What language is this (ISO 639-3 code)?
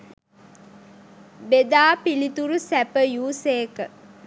sin